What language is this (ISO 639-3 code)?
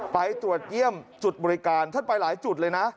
tha